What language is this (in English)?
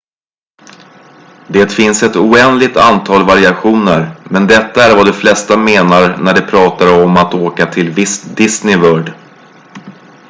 Swedish